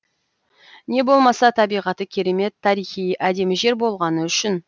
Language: Kazakh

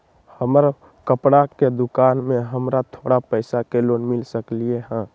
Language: Magahi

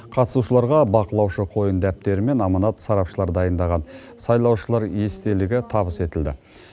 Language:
Kazakh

